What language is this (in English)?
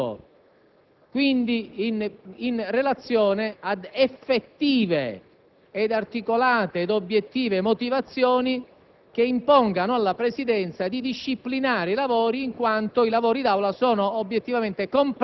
Italian